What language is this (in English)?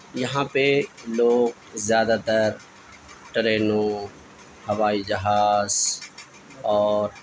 Urdu